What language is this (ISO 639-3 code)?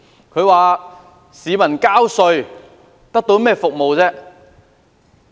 yue